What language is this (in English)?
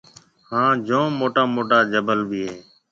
Marwari (Pakistan)